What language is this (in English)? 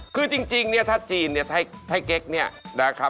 Thai